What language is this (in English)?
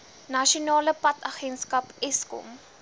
Afrikaans